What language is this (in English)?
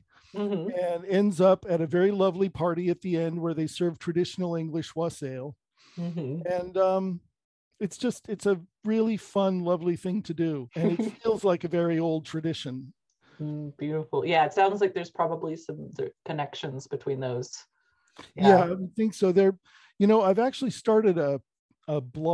English